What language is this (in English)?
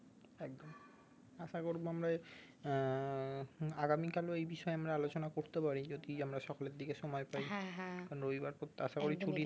Bangla